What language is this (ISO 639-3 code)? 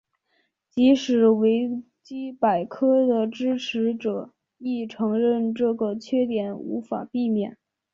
zho